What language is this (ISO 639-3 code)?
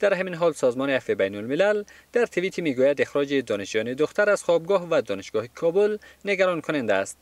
fas